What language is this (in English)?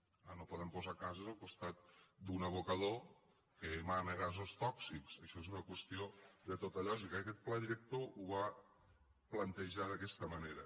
Catalan